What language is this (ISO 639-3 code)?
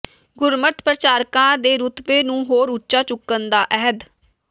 pan